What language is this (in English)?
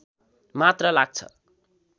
Nepali